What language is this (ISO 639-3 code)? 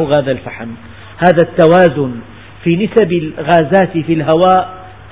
ara